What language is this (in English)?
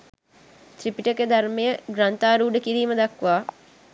Sinhala